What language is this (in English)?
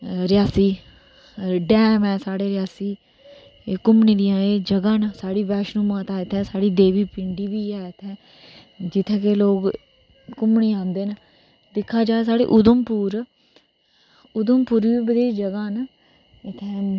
Dogri